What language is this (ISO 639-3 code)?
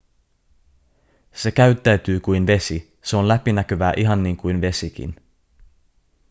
fin